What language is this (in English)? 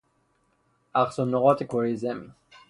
Persian